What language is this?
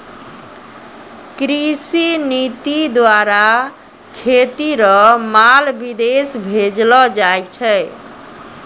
Maithili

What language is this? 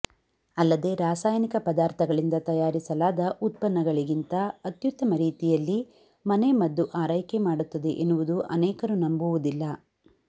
Kannada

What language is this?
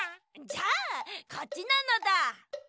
Japanese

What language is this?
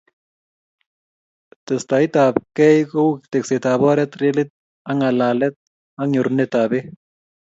Kalenjin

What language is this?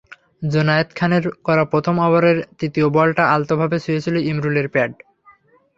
Bangla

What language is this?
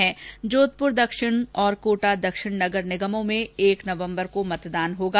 Hindi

